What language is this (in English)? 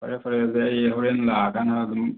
Manipuri